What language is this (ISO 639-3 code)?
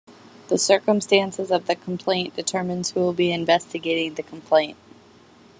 eng